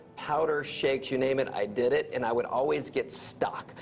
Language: English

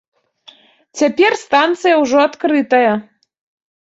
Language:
Belarusian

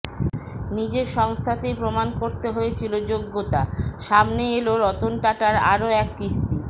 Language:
Bangla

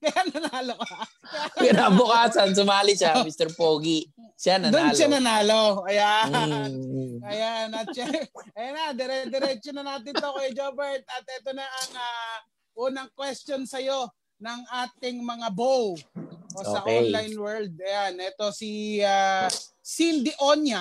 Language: Filipino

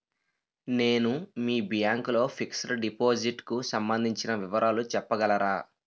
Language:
Telugu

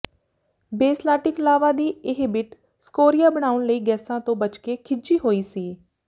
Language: Punjabi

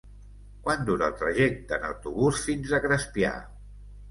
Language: Catalan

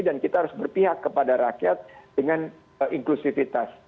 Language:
Indonesian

